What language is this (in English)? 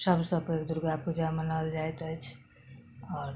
Maithili